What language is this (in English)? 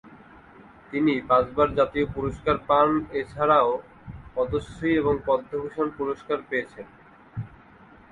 Bangla